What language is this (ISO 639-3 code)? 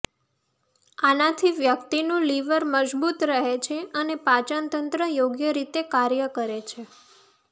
guj